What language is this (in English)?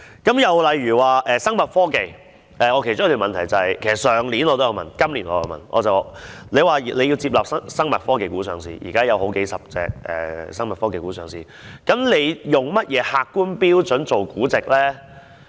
Cantonese